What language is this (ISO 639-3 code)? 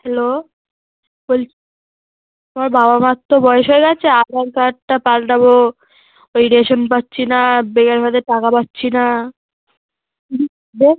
ben